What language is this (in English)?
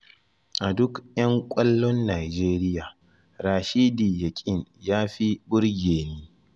Hausa